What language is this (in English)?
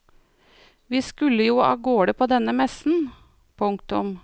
Norwegian